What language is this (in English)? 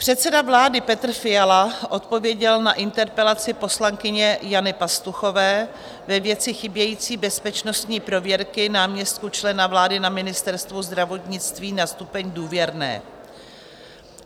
Czech